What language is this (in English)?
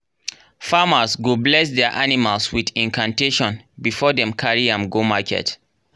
Nigerian Pidgin